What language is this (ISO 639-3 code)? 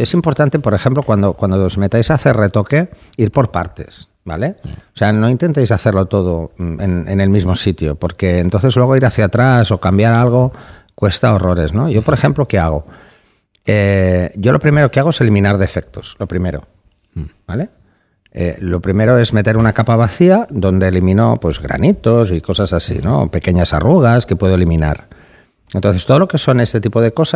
spa